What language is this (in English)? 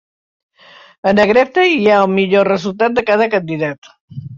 Catalan